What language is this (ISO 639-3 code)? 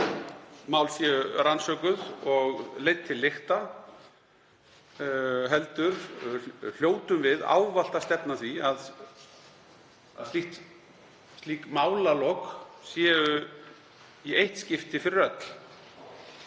isl